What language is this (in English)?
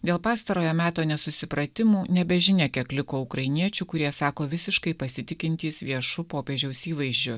Lithuanian